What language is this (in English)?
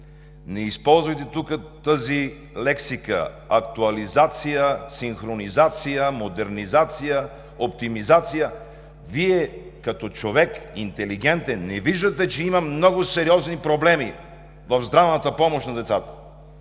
Bulgarian